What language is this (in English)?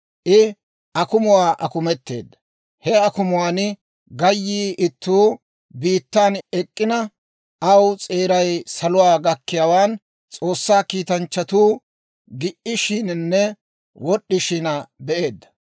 Dawro